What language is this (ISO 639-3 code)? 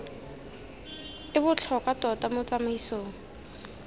tsn